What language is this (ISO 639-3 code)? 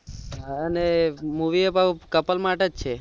guj